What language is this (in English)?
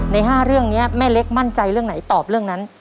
Thai